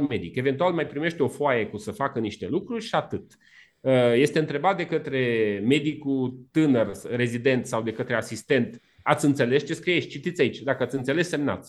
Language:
Romanian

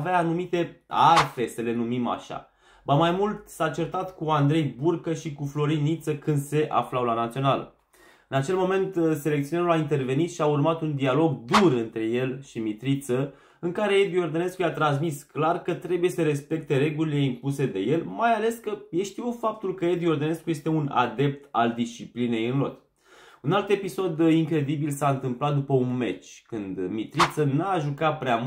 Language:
Romanian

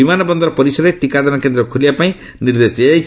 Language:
Odia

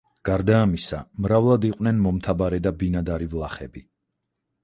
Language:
Georgian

